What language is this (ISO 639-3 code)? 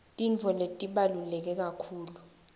ssw